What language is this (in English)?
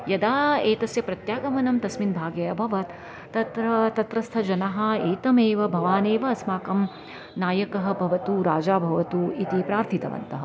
Sanskrit